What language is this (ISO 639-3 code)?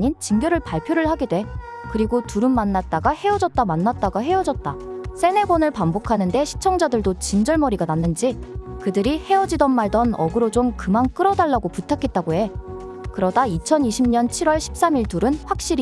kor